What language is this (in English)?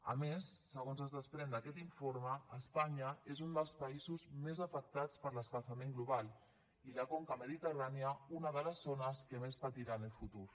Catalan